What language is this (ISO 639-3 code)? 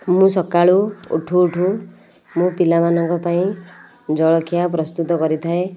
ori